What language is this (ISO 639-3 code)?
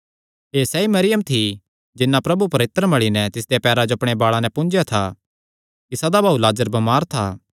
xnr